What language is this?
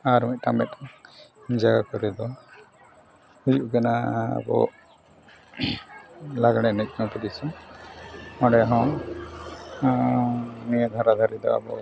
Santali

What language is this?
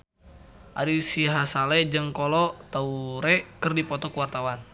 Sundanese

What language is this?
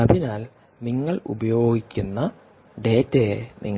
Malayalam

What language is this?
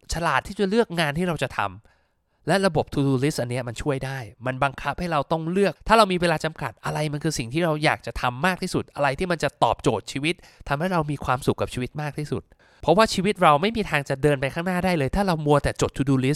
Thai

